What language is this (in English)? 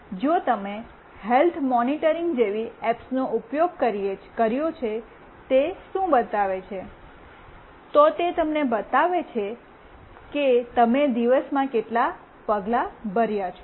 Gujarati